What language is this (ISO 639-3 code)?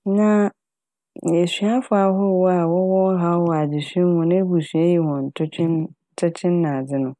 aka